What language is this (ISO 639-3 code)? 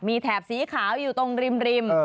tha